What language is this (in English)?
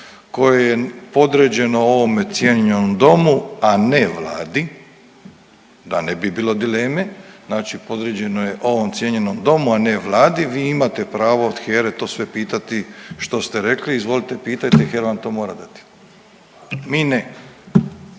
Croatian